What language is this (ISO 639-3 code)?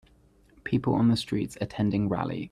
eng